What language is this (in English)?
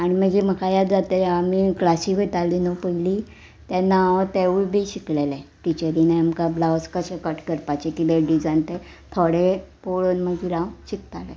Konkani